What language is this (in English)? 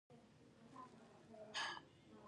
Pashto